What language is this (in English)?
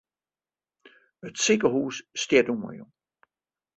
Western Frisian